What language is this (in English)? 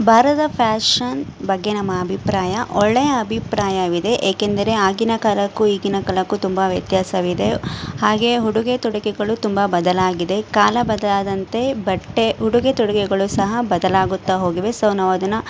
Kannada